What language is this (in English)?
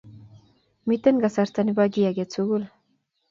Kalenjin